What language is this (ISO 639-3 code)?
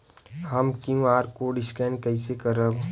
bho